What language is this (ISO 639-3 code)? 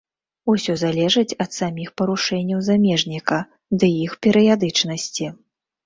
bel